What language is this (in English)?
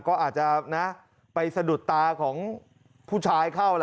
Thai